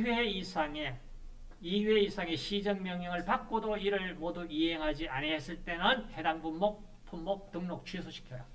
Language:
Korean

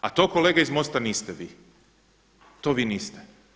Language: Croatian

